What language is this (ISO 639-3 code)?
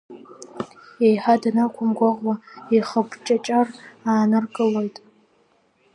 abk